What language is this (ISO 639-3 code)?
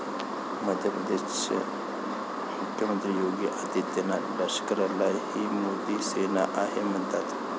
mar